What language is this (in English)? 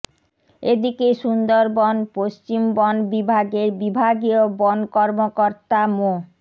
Bangla